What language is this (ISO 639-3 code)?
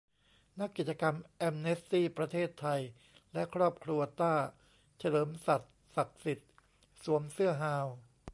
tha